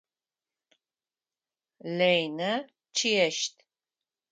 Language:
Adyghe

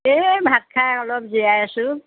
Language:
Assamese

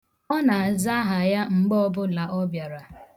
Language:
Igbo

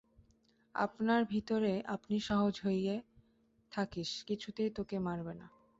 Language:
Bangla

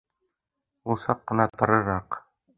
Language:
Bashkir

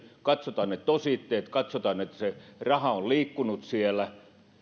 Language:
Finnish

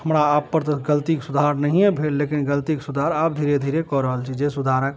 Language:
Maithili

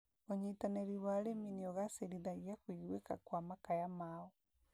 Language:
Kikuyu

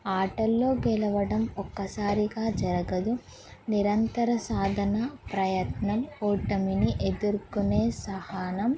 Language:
Telugu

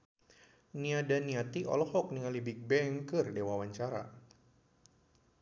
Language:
Sundanese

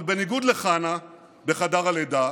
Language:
Hebrew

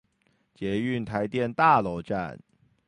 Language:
Chinese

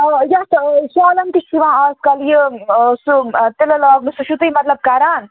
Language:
Kashmiri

